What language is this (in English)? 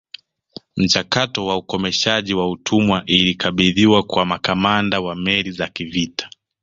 Swahili